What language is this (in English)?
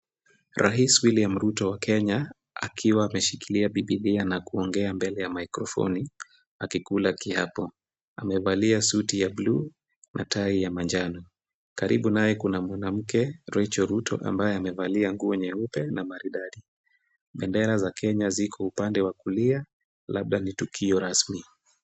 Swahili